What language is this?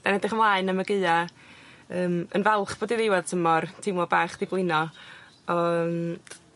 Welsh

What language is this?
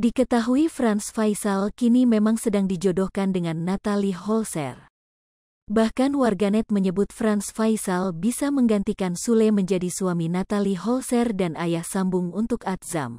Indonesian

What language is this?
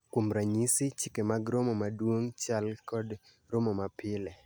Luo (Kenya and Tanzania)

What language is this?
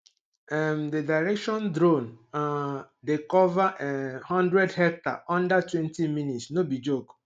Nigerian Pidgin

